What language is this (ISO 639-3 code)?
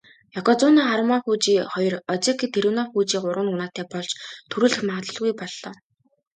mon